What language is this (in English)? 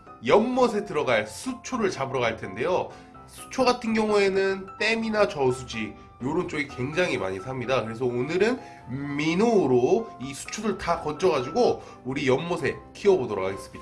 Korean